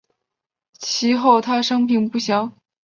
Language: Chinese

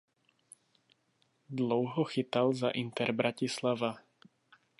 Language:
Czech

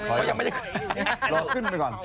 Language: Thai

